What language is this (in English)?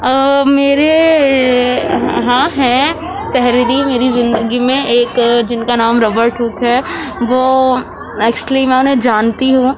Urdu